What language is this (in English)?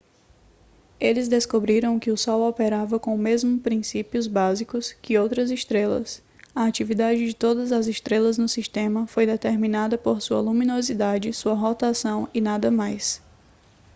Portuguese